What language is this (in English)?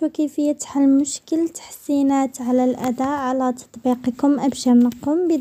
Arabic